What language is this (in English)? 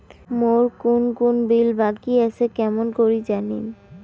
Bangla